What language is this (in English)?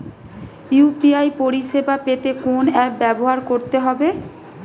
Bangla